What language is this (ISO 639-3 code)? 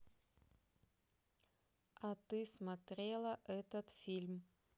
rus